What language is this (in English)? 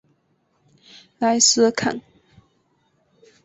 Chinese